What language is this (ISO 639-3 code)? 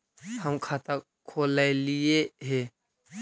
mag